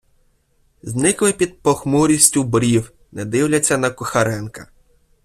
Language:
Ukrainian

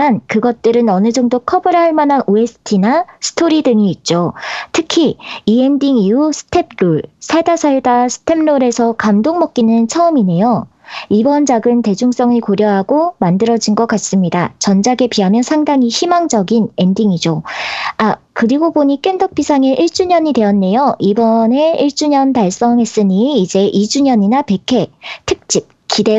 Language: Korean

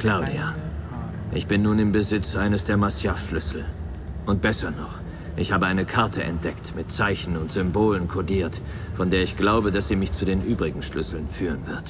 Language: German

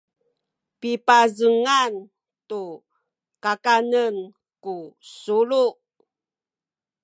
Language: Sakizaya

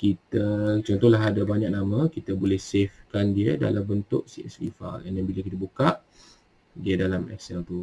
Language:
Malay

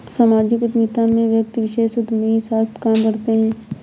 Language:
Hindi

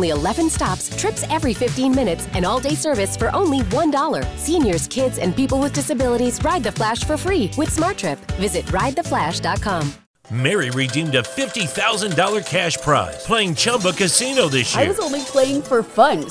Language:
Turkish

